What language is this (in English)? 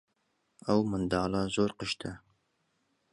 Central Kurdish